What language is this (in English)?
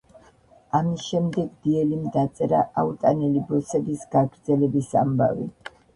Georgian